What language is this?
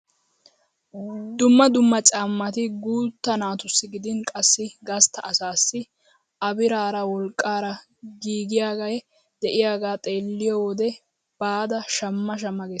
Wolaytta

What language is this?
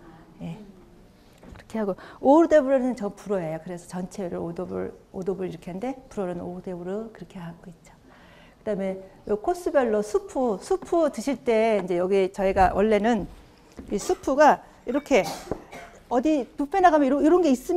Korean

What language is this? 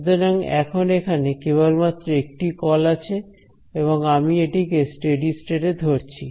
Bangla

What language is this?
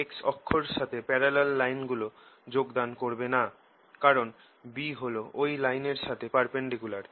Bangla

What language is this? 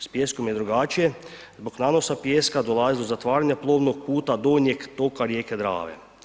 Croatian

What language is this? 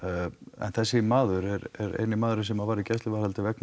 Icelandic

